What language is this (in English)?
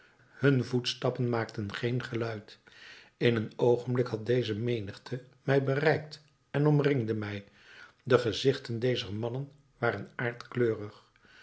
Dutch